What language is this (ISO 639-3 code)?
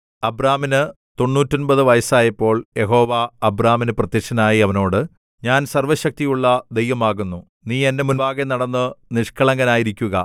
mal